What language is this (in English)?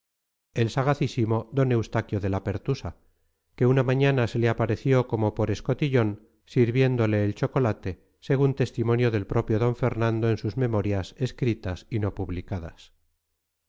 Spanish